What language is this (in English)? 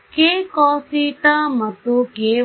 Kannada